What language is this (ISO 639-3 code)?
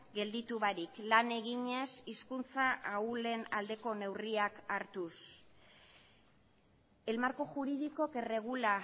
eus